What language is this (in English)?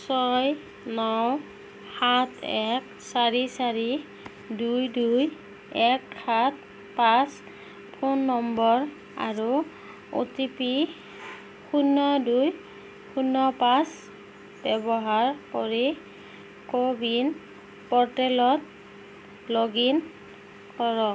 Assamese